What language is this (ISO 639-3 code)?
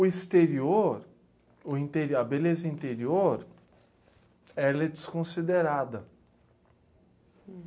por